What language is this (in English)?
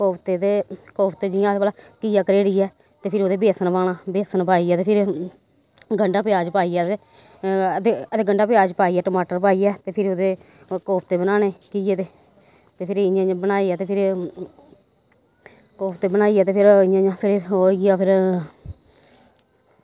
Dogri